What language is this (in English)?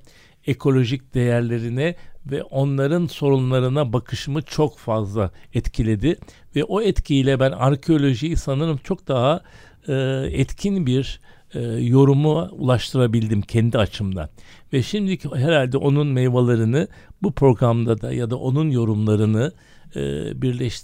Turkish